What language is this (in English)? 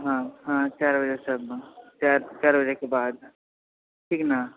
Maithili